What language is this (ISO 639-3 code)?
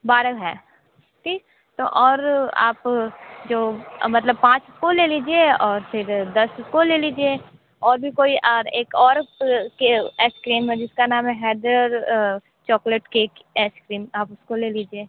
hin